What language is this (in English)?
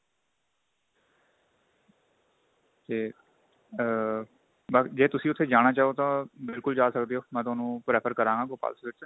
Punjabi